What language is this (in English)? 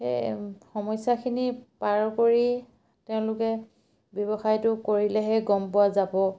Assamese